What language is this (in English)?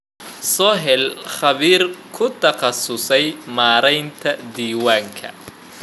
Somali